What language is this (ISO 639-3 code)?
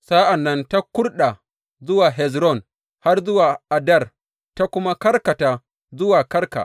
hau